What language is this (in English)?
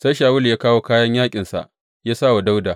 Hausa